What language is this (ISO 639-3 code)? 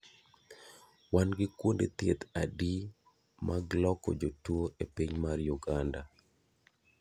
luo